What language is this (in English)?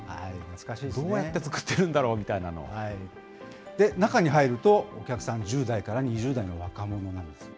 Japanese